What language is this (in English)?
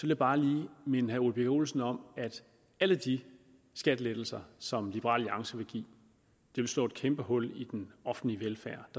Danish